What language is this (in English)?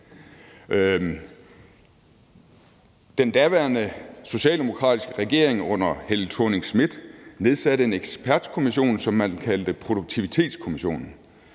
Danish